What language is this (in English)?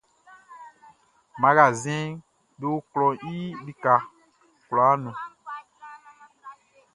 Baoulé